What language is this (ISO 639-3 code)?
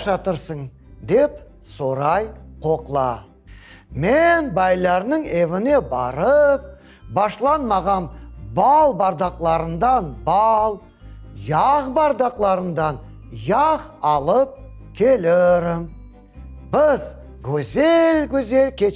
tur